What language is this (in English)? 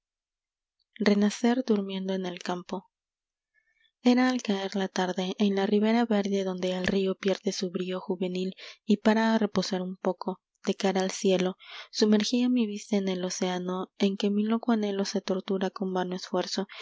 Spanish